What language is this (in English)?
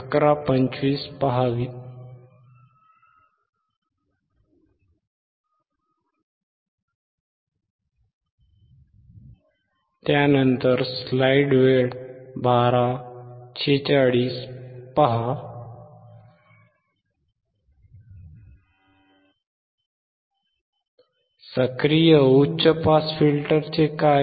Marathi